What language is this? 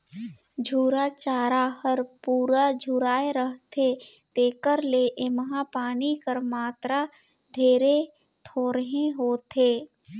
Chhattisgarhi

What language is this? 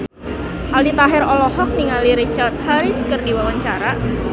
Sundanese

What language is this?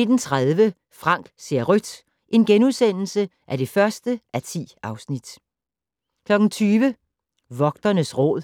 Danish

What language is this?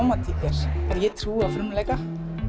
Icelandic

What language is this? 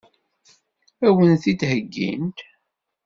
Kabyle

